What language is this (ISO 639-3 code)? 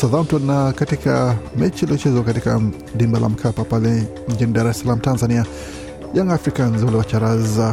swa